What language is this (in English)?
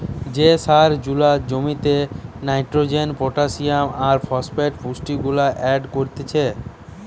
Bangla